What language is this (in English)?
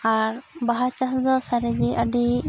Santali